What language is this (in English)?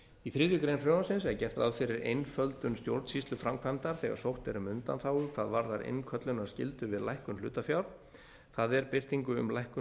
Icelandic